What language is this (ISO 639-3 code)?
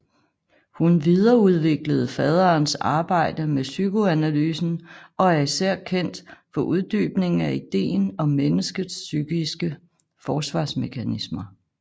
dan